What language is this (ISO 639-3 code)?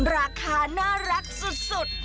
tha